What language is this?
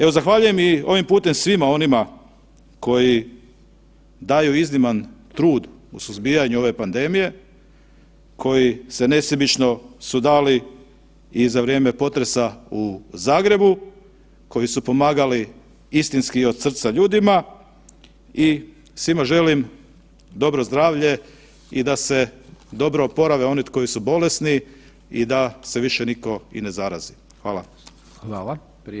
Croatian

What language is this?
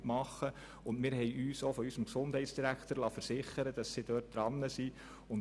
Swiss German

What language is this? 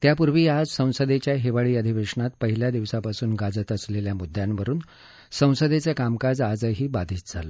Marathi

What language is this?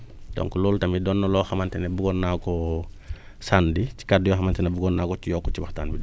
Wolof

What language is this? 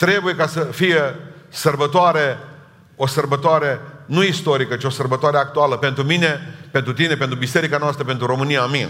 Romanian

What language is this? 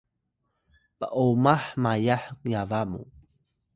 Atayal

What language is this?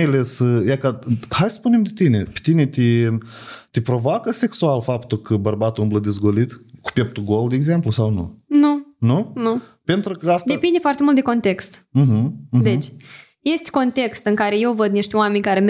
Romanian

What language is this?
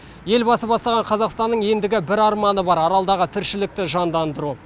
Kazakh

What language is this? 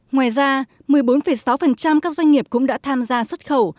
Vietnamese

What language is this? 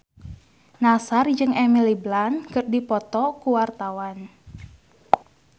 Sundanese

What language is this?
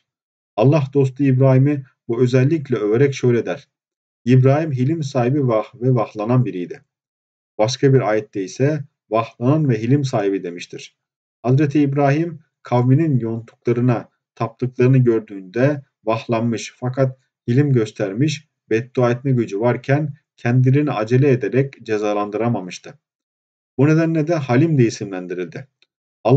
Turkish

